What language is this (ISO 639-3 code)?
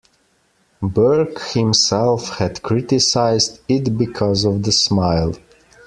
eng